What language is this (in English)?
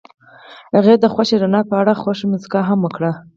Pashto